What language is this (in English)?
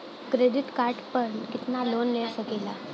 Bhojpuri